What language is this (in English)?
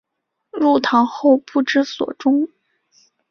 Chinese